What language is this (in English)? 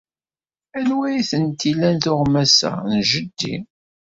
Kabyle